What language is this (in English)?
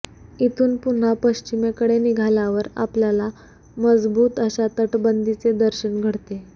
Marathi